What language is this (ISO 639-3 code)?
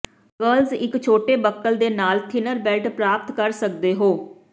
pan